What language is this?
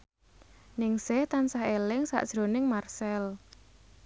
Javanese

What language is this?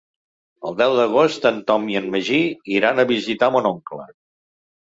Catalan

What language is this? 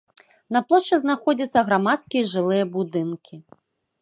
Belarusian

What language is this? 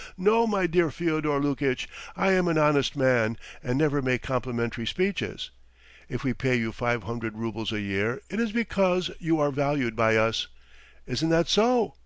English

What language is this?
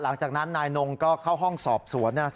Thai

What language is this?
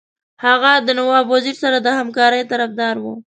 Pashto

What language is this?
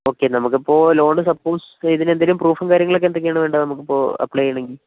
Malayalam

